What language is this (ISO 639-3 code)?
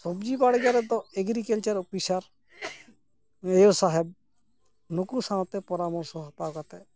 sat